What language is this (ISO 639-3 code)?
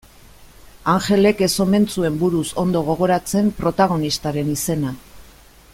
eus